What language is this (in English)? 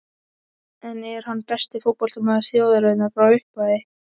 Icelandic